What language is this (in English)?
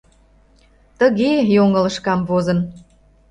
Mari